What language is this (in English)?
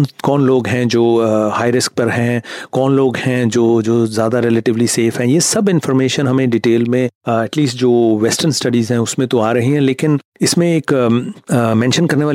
Hindi